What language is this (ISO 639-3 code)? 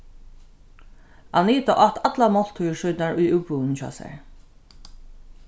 fao